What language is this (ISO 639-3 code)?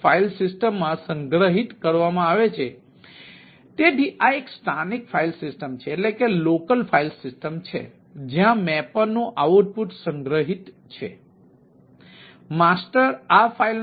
guj